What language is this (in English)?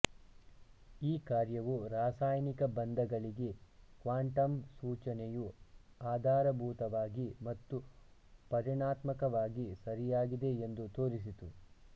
Kannada